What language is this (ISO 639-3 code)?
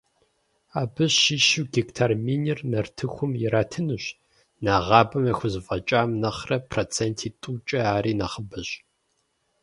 kbd